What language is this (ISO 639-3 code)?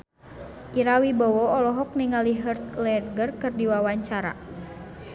sun